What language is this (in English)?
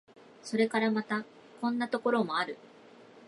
Japanese